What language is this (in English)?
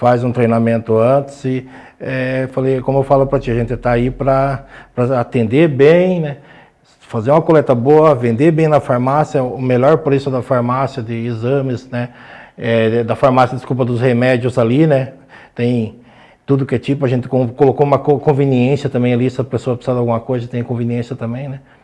Portuguese